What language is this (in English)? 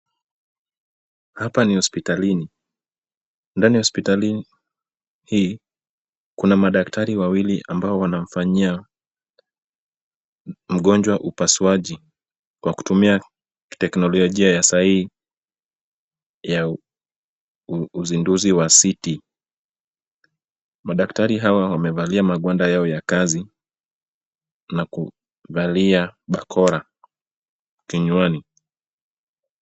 Swahili